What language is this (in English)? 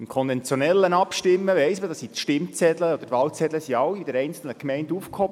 Swiss German